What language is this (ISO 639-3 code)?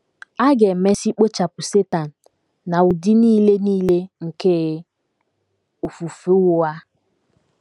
ibo